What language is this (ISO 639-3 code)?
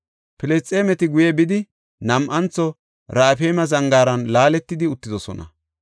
gof